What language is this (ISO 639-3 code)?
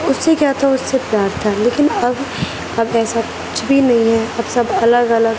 urd